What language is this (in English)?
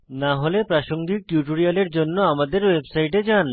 Bangla